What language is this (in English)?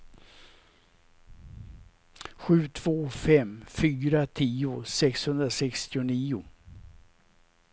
Swedish